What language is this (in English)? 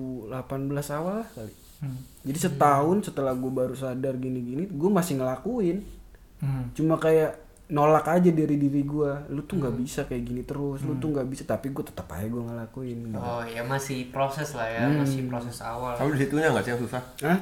Indonesian